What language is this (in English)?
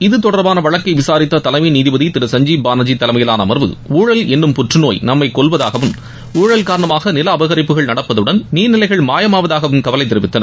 Tamil